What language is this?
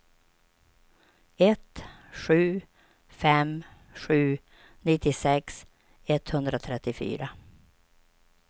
Swedish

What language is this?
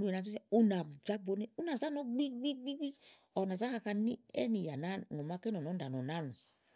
Igo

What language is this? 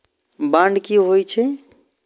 Maithili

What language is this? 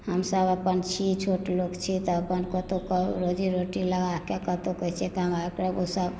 Maithili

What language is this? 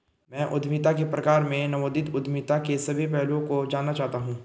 Hindi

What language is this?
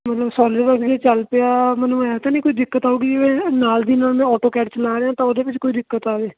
Punjabi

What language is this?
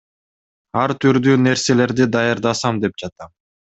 Kyrgyz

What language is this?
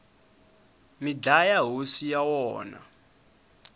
Tsonga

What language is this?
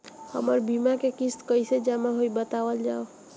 Bhojpuri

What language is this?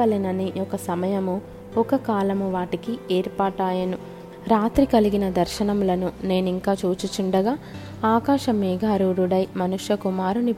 Telugu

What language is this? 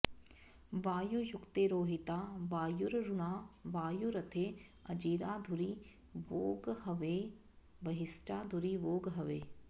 Sanskrit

